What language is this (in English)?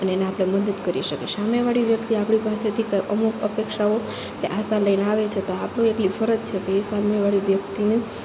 Gujarati